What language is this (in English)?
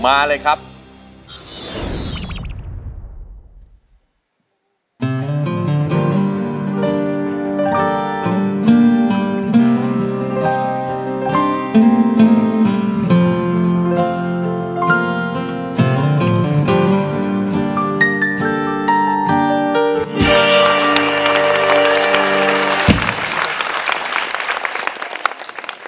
Thai